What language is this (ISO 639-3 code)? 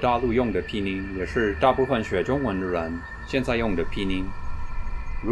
zho